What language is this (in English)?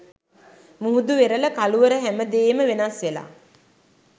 Sinhala